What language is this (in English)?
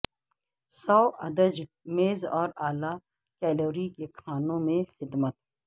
Urdu